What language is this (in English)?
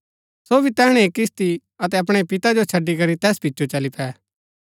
Gaddi